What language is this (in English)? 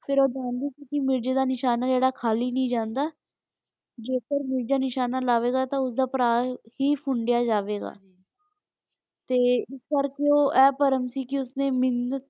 Punjabi